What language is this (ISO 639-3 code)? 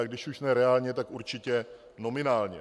ces